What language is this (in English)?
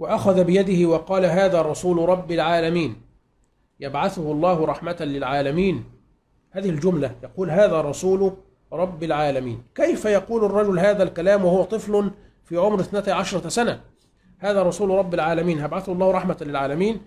Arabic